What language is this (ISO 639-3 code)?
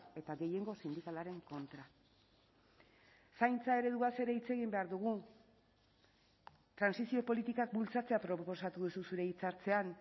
eus